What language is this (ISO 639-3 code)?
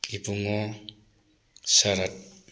mni